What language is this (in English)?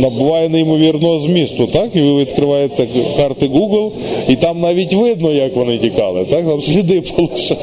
Ukrainian